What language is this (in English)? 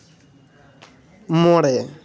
Santali